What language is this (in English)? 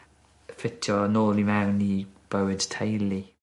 Welsh